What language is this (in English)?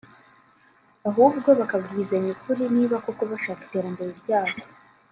Kinyarwanda